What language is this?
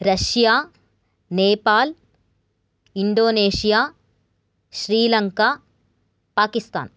Sanskrit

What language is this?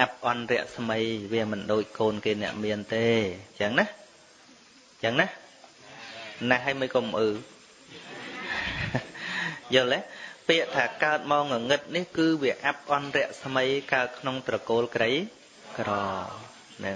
Vietnamese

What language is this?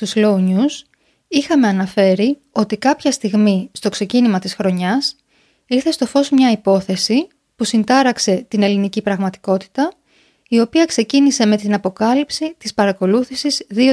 Greek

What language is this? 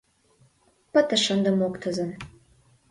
Mari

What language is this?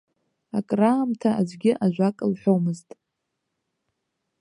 Abkhazian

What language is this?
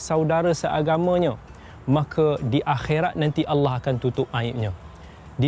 Malay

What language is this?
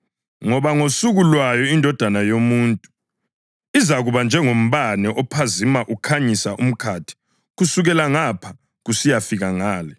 North Ndebele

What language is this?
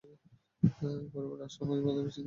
Bangla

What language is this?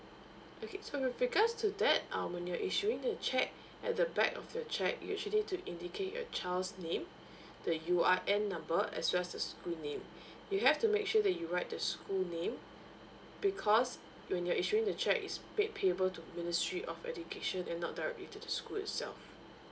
English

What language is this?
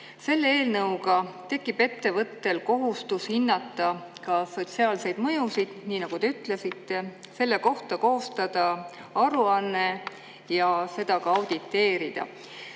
Estonian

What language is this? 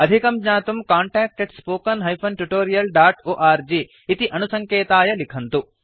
Sanskrit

